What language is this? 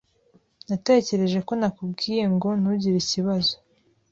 Kinyarwanda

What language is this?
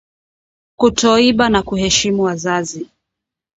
Swahili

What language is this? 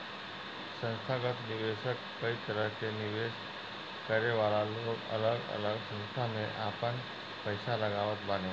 Bhojpuri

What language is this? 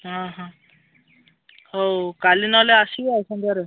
Odia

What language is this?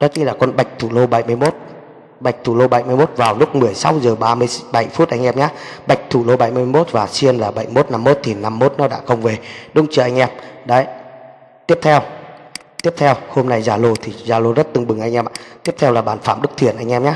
Vietnamese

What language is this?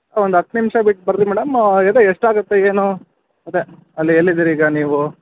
Kannada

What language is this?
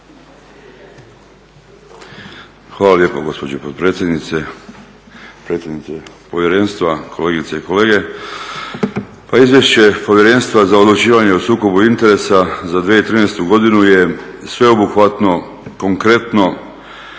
Croatian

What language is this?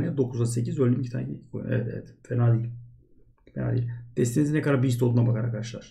Turkish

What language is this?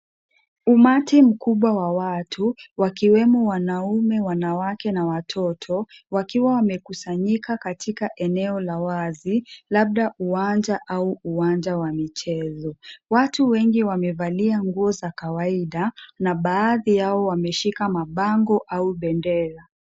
Swahili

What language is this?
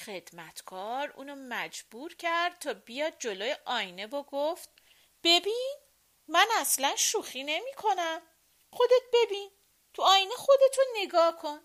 Persian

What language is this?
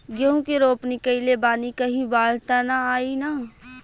Bhojpuri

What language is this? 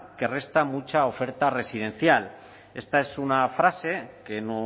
Spanish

